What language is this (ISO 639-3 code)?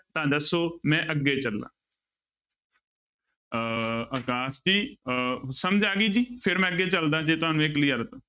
pan